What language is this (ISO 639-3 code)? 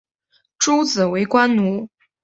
zho